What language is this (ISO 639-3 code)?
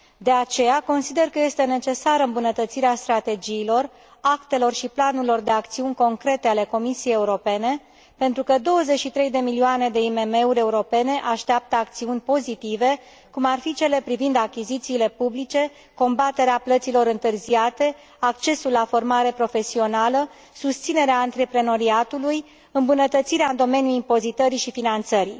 ron